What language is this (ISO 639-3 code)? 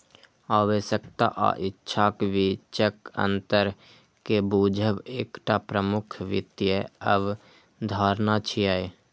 mai